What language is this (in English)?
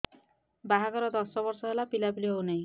Odia